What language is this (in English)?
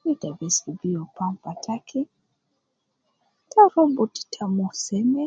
Nubi